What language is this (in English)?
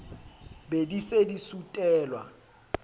Southern Sotho